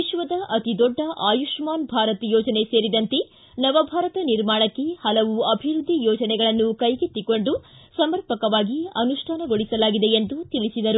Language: Kannada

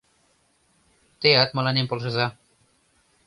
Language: Mari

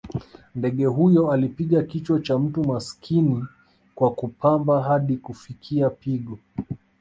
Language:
Swahili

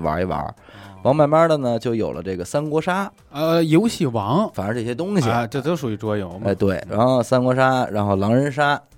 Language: Chinese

